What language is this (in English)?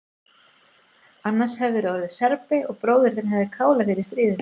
Icelandic